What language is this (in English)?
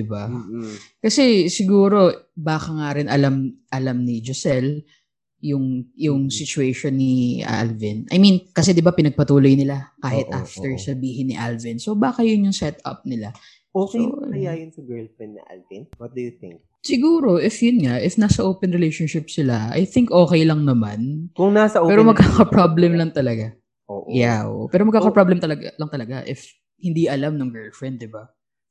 Filipino